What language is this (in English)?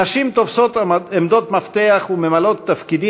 Hebrew